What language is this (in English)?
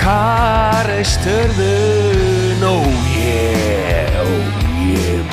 Turkish